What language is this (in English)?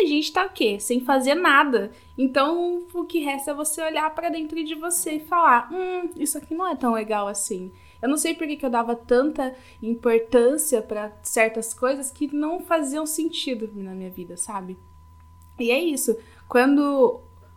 Portuguese